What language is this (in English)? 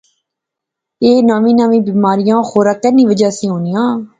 Pahari-Potwari